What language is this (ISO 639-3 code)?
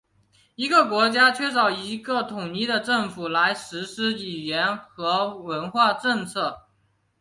zho